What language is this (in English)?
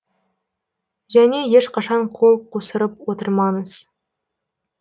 Kazakh